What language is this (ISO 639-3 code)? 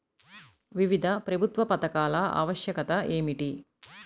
tel